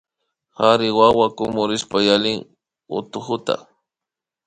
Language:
Imbabura Highland Quichua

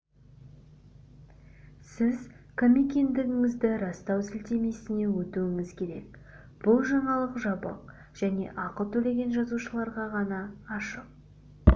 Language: Kazakh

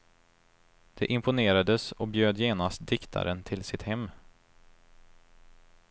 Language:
Swedish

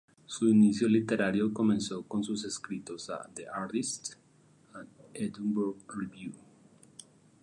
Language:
Spanish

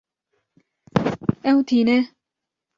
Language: Kurdish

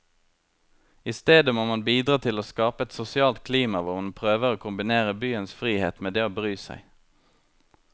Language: Norwegian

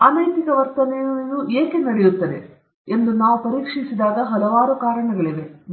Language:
Kannada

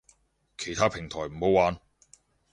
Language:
Cantonese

